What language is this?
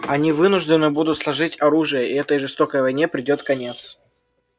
Russian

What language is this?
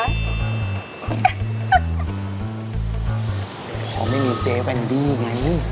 Thai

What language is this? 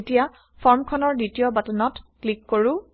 Assamese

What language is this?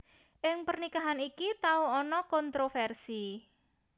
Javanese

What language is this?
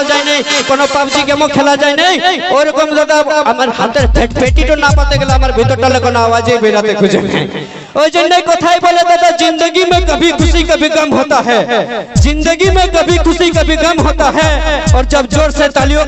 Indonesian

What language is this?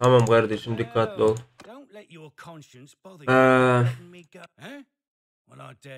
Turkish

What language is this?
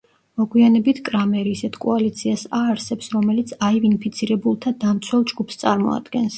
Georgian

